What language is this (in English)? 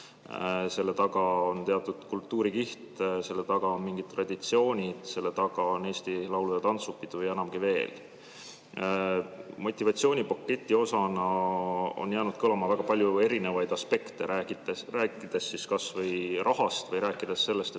Estonian